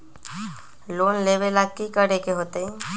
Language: Magahi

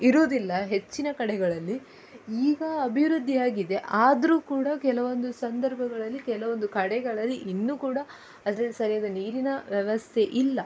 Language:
Kannada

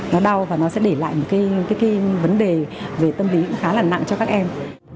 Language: Vietnamese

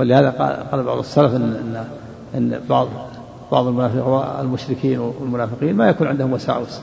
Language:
Arabic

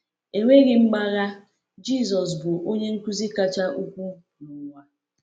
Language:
Igbo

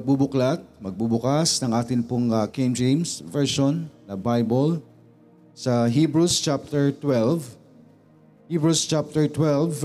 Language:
Filipino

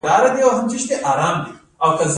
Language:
Pashto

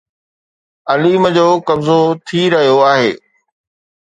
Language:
Sindhi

